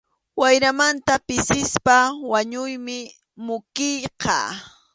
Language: Arequipa-La Unión Quechua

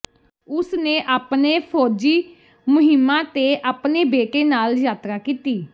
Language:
Punjabi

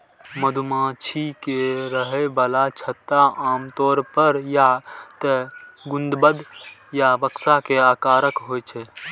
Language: Maithili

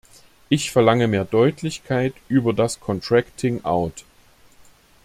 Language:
German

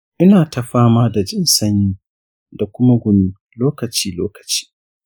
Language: Hausa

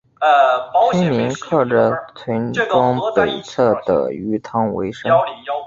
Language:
Chinese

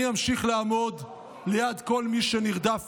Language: Hebrew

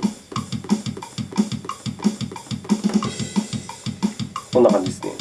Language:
Japanese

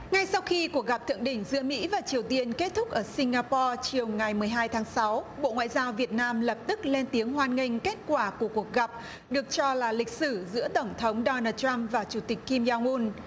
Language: Vietnamese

